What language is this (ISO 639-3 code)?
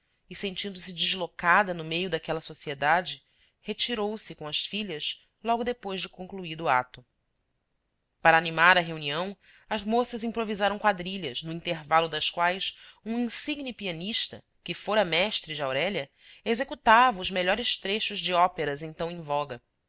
por